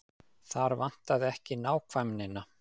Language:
Icelandic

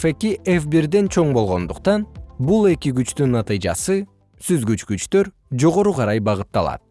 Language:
Kyrgyz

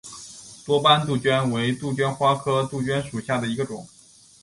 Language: Chinese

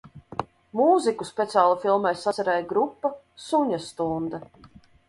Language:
Latvian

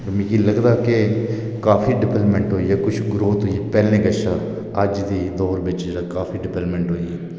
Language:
Dogri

